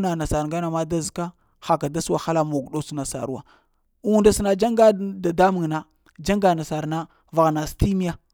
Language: Lamang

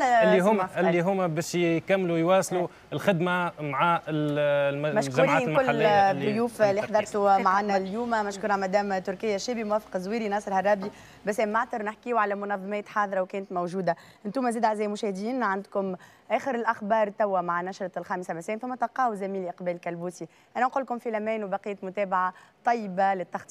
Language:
Arabic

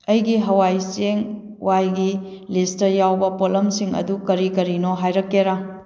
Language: Manipuri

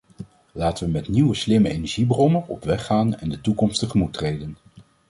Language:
Dutch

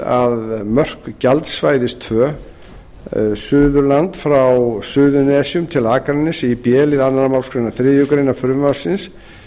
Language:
Icelandic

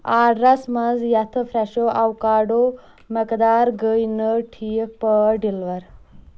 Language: Kashmiri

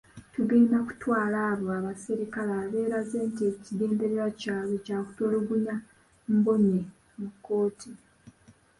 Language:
Ganda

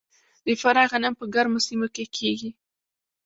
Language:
Pashto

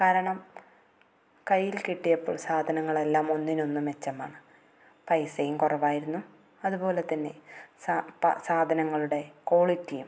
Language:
Malayalam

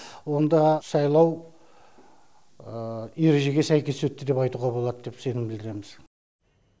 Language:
Kazakh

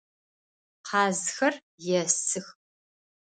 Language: Adyghe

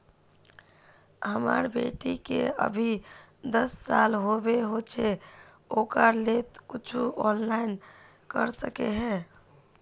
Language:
Magahi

